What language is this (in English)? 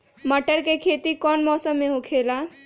Magahi